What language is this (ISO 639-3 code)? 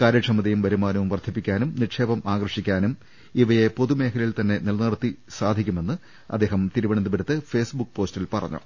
mal